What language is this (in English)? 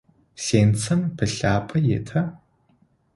Adyghe